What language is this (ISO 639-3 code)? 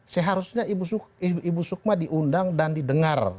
ind